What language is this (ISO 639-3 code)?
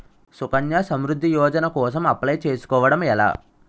tel